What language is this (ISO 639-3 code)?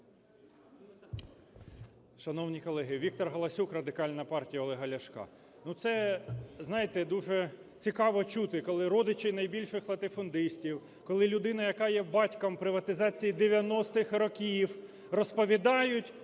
ukr